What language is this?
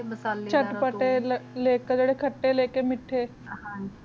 Punjabi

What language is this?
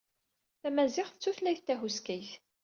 Kabyle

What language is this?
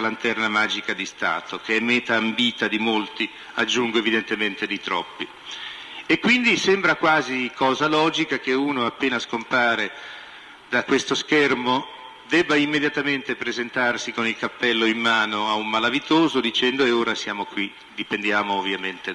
Italian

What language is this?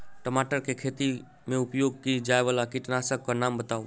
Maithili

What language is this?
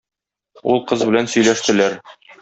Tatar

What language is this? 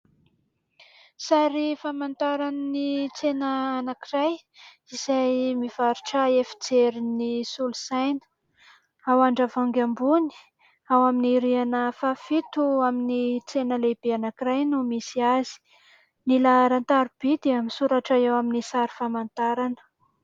Malagasy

